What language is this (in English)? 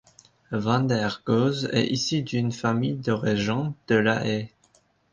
French